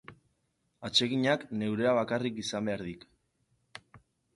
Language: Basque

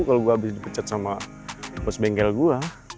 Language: Indonesian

